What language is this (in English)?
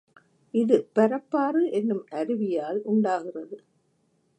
Tamil